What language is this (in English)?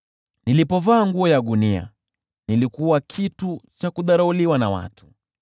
Swahili